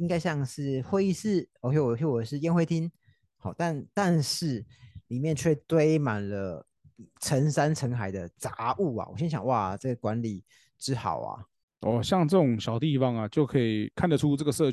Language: Chinese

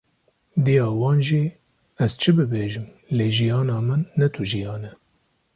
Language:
Kurdish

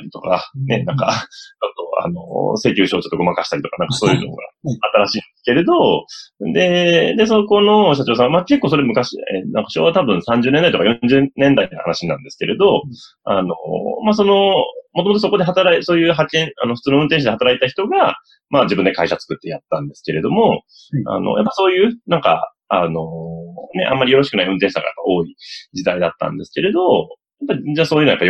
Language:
Japanese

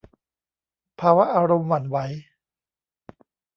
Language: Thai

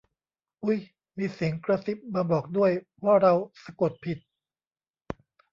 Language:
Thai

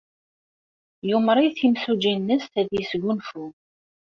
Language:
Kabyle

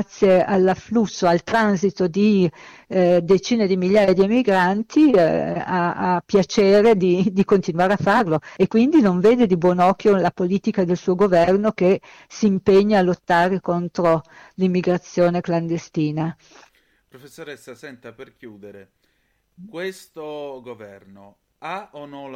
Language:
Italian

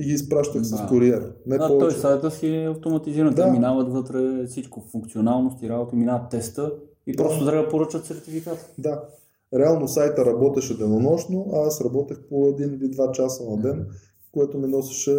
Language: Bulgarian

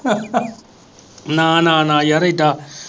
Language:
Punjabi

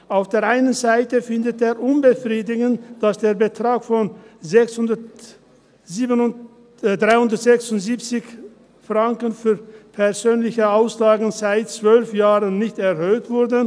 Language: Swiss German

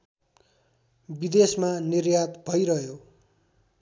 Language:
Nepali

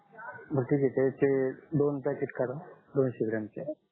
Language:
Marathi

